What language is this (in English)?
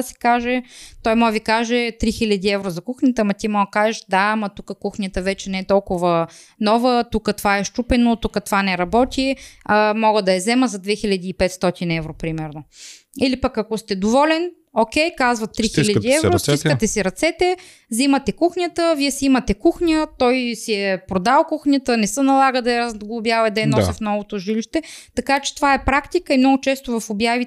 Bulgarian